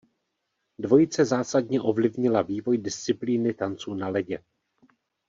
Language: Czech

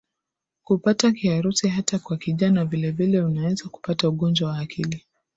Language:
Swahili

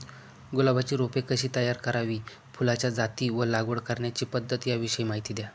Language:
Marathi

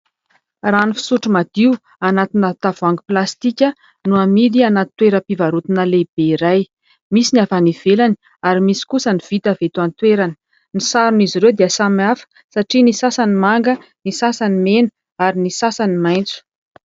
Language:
Malagasy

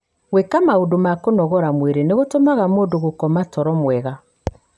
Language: Kikuyu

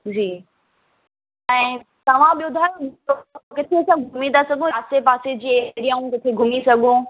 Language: Sindhi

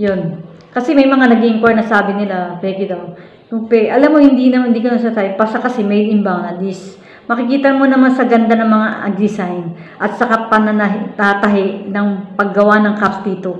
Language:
Filipino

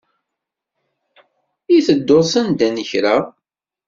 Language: Kabyle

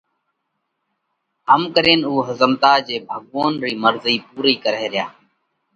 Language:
Parkari Koli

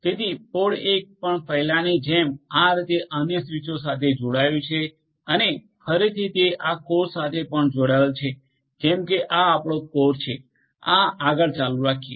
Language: Gujarati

